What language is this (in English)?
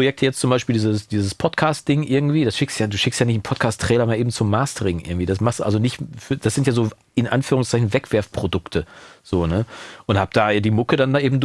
German